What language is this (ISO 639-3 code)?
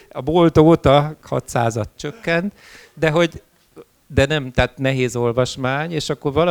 hun